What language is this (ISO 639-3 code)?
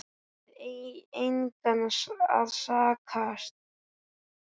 isl